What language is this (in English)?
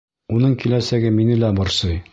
Bashkir